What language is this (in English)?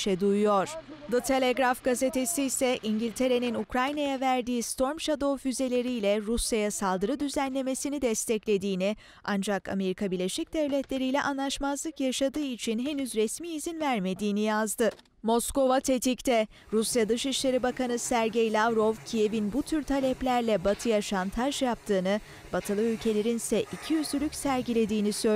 Turkish